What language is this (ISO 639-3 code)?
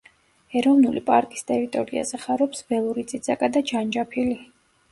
kat